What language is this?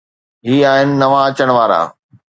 Sindhi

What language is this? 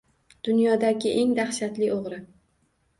Uzbek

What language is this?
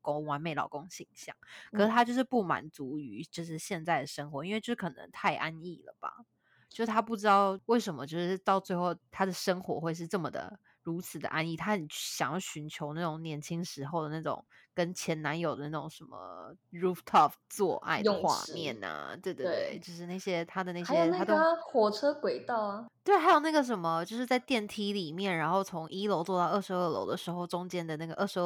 Chinese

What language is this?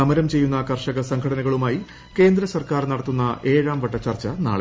Malayalam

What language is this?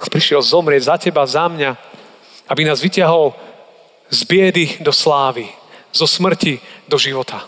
Slovak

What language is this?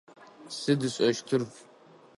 Adyghe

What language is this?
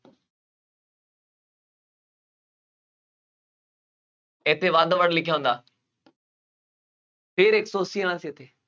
Punjabi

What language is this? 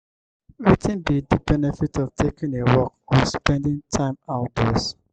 Nigerian Pidgin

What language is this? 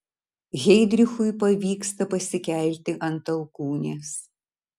Lithuanian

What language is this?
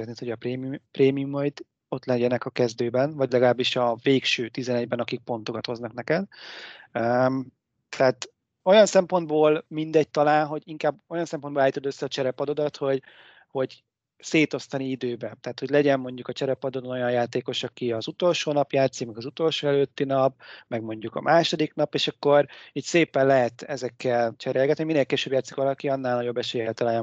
Hungarian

